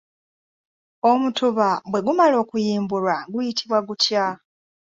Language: Ganda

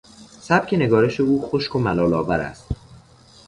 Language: Persian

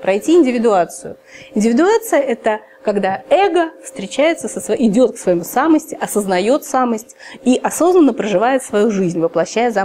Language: Russian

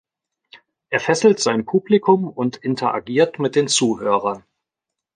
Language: German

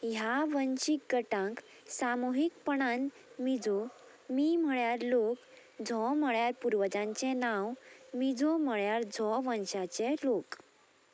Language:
Konkani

